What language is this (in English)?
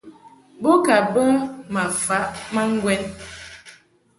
Mungaka